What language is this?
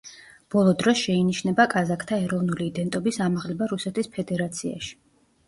Georgian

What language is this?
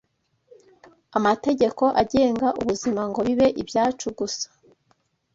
Kinyarwanda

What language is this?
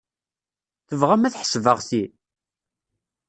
Kabyle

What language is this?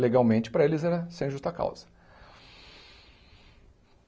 Portuguese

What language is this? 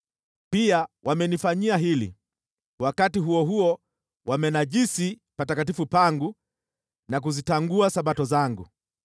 Swahili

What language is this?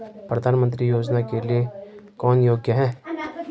Hindi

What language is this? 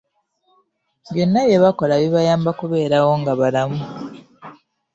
Ganda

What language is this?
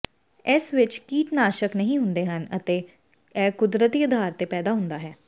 Punjabi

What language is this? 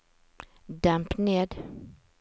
Norwegian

